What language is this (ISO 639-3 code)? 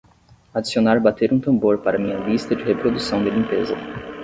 por